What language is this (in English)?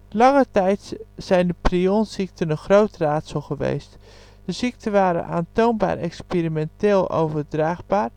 Dutch